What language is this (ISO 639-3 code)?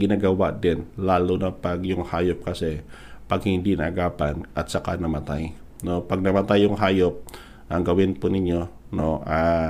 fil